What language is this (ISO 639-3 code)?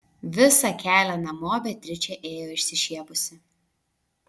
lit